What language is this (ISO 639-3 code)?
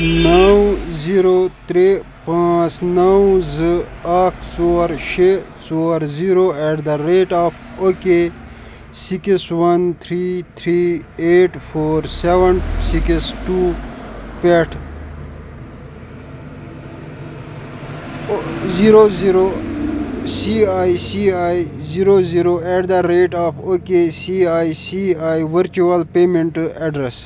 kas